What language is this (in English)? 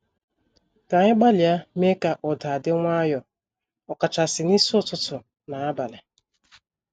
Igbo